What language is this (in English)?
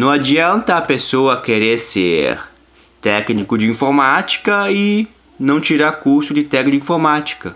Portuguese